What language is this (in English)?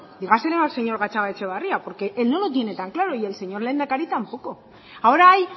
Spanish